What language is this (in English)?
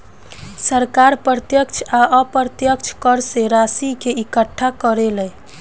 Bhojpuri